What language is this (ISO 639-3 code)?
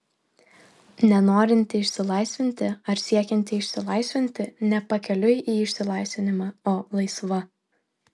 lit